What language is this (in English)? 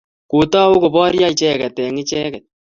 Kalenjin